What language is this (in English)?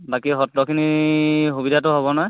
Assamese